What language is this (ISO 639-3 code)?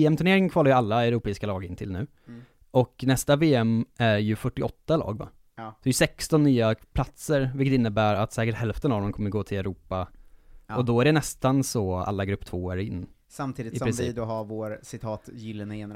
swe